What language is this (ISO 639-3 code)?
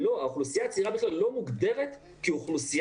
heb